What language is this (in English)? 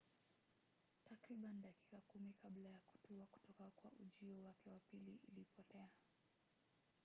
Swahili